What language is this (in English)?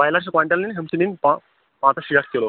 Kashmiri